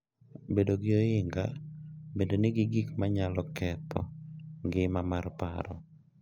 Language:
Luo (Kenya and Tanzania)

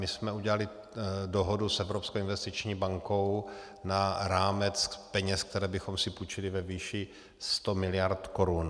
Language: Czech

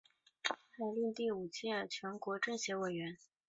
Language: Chinese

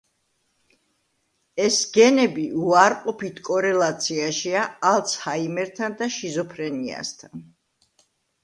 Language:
Georgian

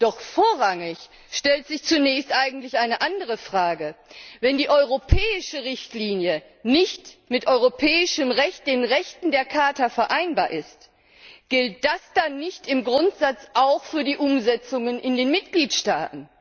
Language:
German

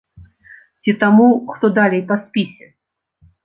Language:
Belarusian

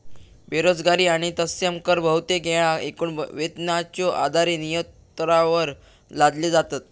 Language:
Marathi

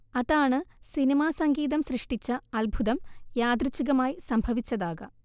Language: Malayalam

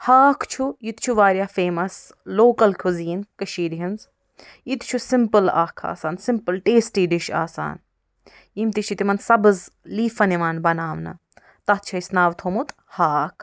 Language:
Kashmiri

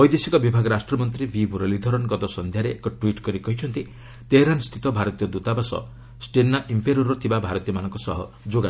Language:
Odia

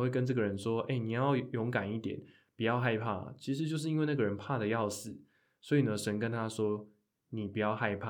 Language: Chinese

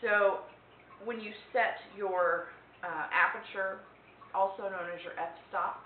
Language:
English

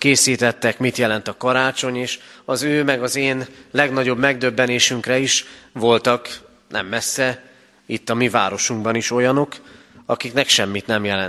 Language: Hungarian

